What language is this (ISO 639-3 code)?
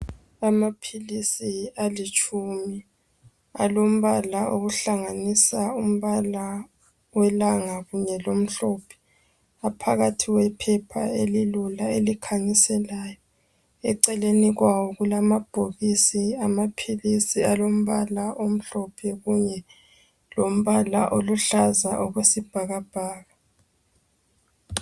nde